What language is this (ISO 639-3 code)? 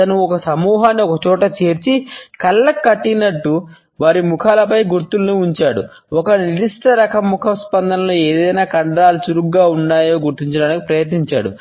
tel